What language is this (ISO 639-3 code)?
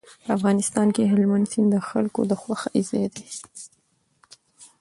pus